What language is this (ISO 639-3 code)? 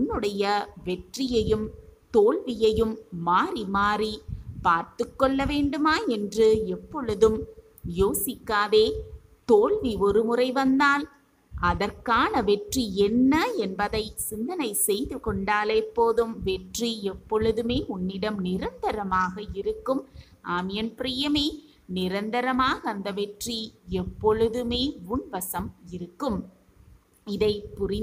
tam